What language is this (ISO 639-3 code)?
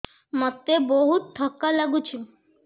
ori